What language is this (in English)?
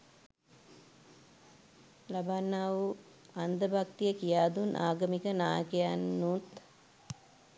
Sinhala